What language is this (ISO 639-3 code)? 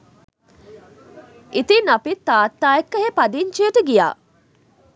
sin